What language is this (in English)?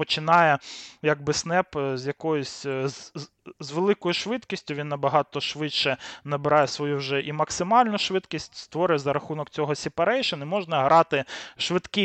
Ukrainian